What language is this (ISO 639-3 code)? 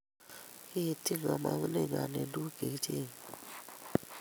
kln